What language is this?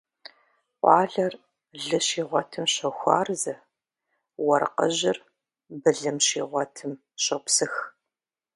Kabardian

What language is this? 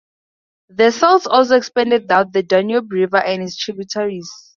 English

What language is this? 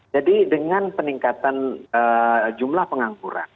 Indonesian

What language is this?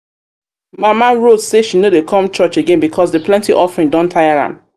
Nigerian Pidgin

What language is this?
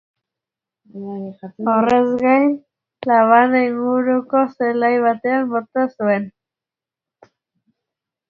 Basque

